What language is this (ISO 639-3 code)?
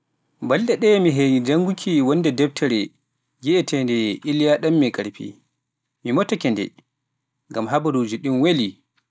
fuf